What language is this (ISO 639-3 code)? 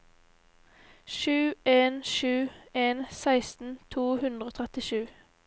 nor